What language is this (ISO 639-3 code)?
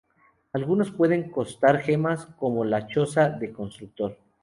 spa